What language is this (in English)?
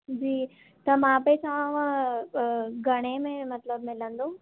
Sindhi